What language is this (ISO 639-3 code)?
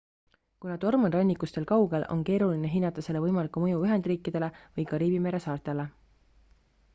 est